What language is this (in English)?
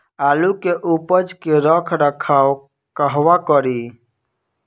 Bhojpuri